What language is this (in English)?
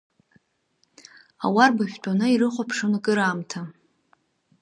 Abkhazian